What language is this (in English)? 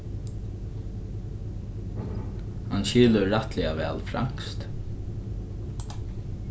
Faroese